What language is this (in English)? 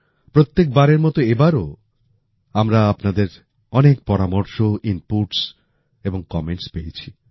Bangla